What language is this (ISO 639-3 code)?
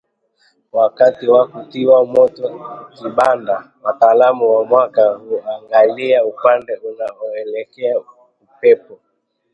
swa